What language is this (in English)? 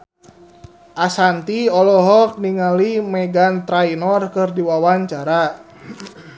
Sundanese